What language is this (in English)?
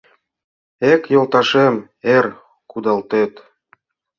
Mari